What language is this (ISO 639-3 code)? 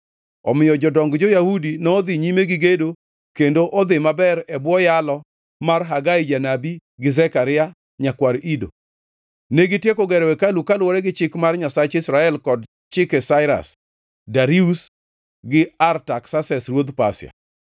luo